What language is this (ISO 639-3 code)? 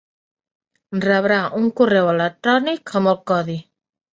cat